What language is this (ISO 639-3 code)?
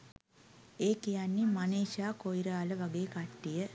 sin